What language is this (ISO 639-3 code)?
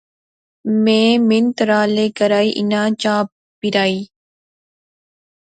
phr